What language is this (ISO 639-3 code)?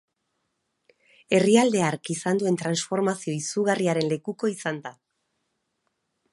eus